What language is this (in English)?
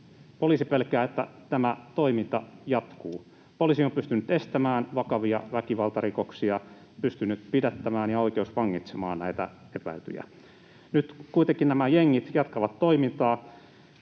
Finnish